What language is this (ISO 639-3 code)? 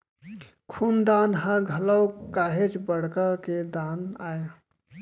hne